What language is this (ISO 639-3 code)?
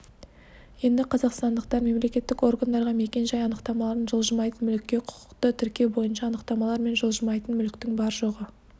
kaz